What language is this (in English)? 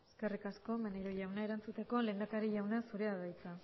Basque